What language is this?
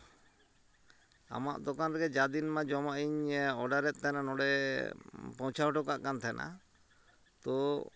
Santali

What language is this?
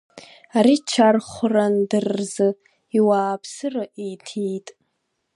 Abkhazian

